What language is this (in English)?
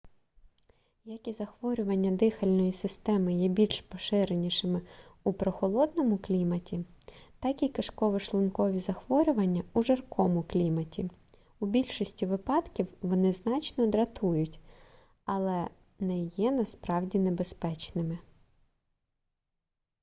Ukrainian